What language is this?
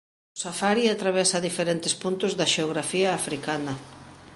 Galician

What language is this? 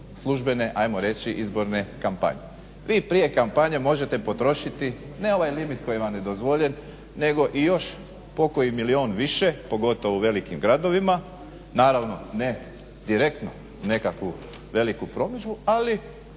Croatian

